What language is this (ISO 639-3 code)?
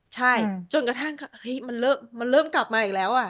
tha